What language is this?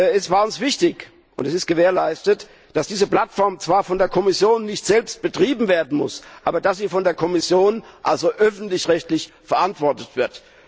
German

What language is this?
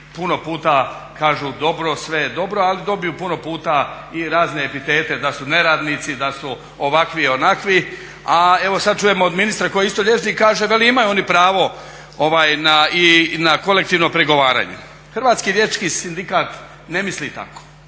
Croatian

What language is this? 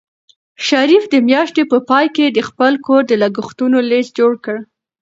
Pashto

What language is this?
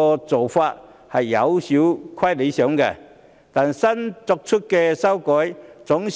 Cantonese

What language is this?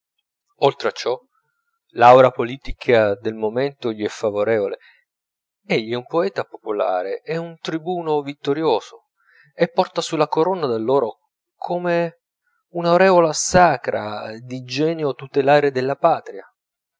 Italian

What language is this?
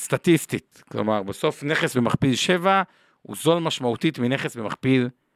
Hebrew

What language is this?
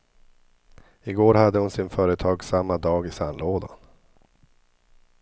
Swedish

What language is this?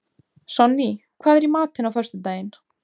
Icelandic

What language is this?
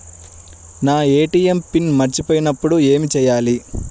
Telugu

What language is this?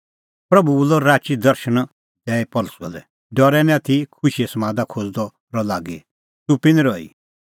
Kullu Pahari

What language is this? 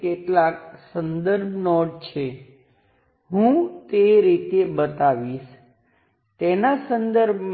Gujarati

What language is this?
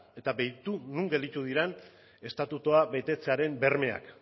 Basque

